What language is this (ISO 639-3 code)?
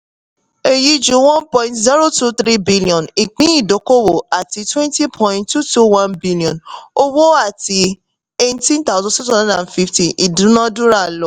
yor